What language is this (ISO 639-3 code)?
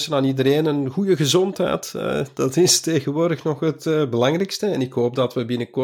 nld